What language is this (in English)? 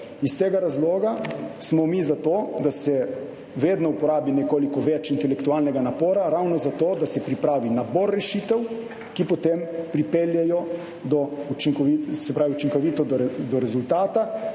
Slovenian